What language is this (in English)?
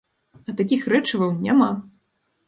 Belarusian